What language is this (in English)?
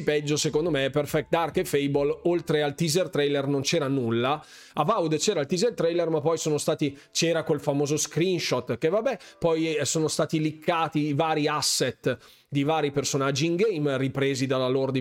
Italian